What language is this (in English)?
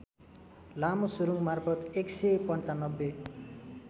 Nepali